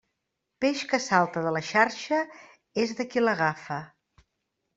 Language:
Catalan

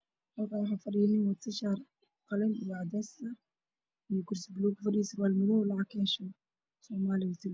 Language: Somali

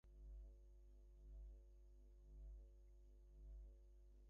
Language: Bangla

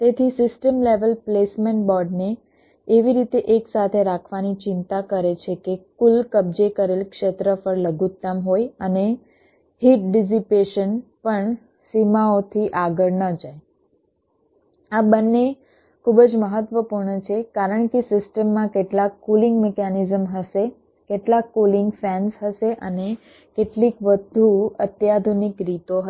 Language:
Gujarati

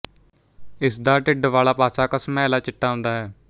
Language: Punjabi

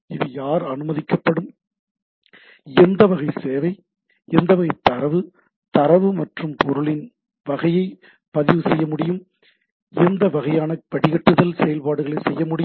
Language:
Tamil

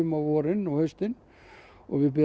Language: Icelandic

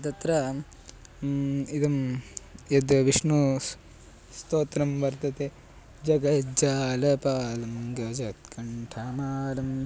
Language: Sanskrit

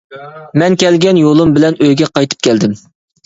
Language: Uyghur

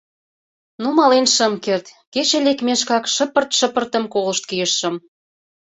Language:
Mari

